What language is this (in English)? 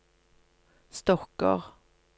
Norwegian